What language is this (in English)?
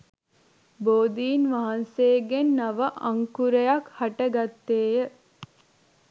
Sinhala